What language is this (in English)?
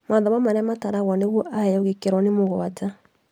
Kikuyu